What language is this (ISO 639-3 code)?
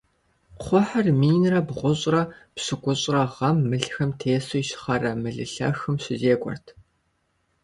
kbd